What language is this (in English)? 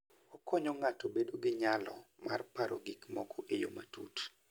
Luo (Kenya and Tanzania)